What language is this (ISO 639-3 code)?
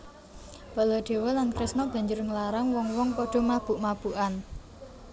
jav